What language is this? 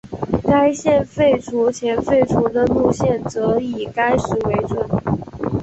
Chinese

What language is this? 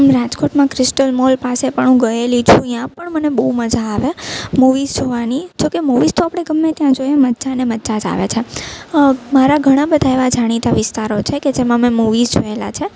Gujarati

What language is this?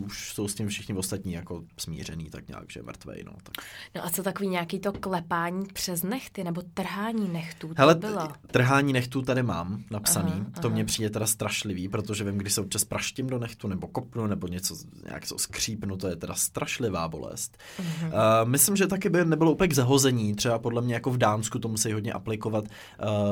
Czech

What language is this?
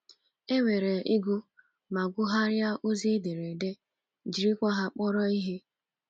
Igbo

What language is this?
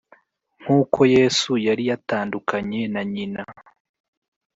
Kinyarwanda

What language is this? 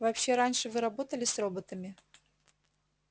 Russian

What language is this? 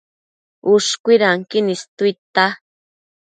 Matsés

